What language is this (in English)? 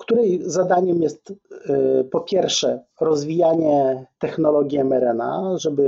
Polish